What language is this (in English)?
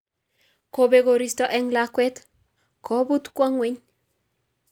Kalenjin